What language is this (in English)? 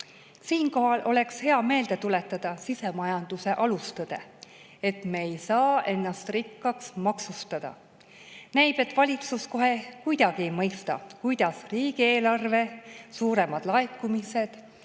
Estonian